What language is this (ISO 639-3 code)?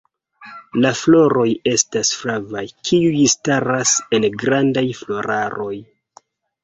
epo